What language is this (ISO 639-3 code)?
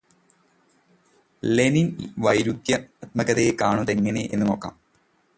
mal